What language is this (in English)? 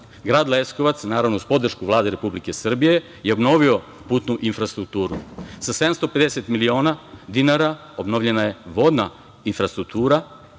Serbian